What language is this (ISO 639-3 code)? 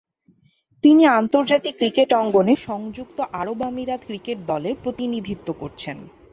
ben